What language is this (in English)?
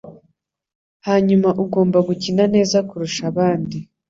Kinyarwanda